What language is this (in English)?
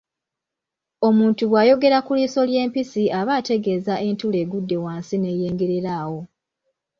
Ganda